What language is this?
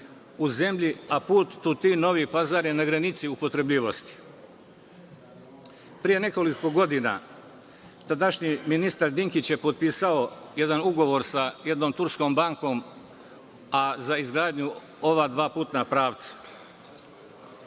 Serbian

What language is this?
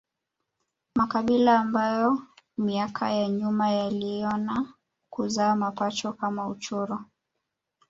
Swahili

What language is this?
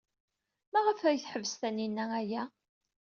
Kabyle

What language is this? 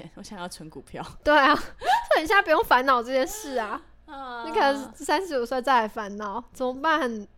Chinese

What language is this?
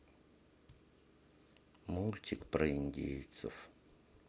Russian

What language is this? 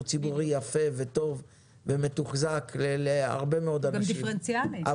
Hebrew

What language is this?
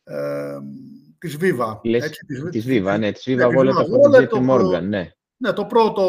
Greek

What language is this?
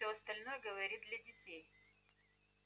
Russian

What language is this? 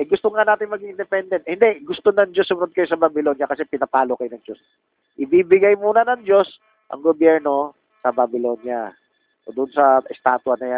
Filipino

